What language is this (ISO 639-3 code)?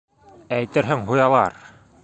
bak